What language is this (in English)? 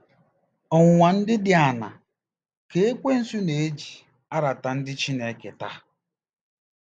Igbo